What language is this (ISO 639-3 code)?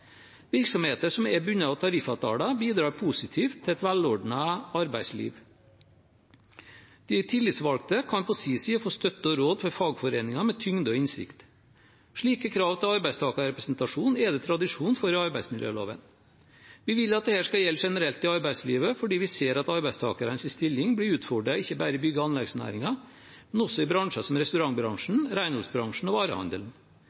nob